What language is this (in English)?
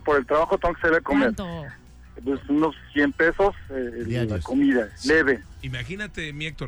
Spanish